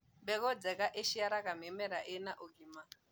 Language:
Kikuyu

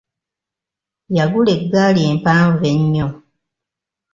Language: Ganda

